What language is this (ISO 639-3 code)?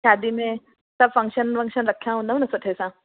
snd